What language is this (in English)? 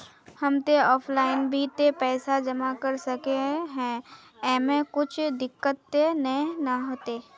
Magahi